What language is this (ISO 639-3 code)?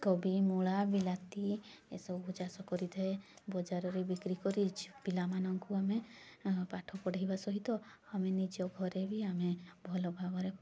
ori